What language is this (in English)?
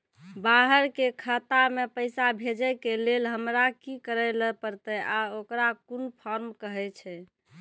Maithili